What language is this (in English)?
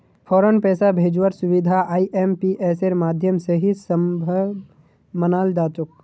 Magahi